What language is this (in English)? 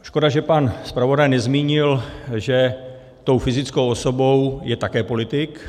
Czech